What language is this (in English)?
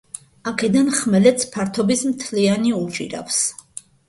Georgian